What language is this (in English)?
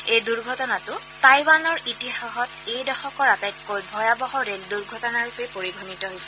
Assamese